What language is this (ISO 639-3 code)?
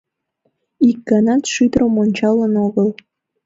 chm